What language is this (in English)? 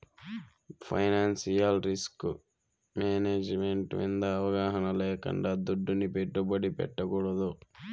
Telugu